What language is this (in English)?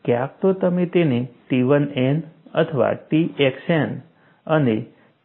Gujarati